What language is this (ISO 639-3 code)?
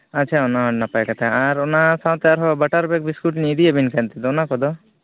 sat